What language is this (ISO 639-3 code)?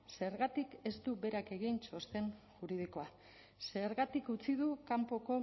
eus